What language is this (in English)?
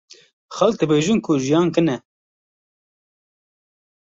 Kurdish